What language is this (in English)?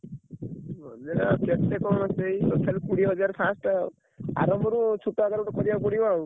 Odia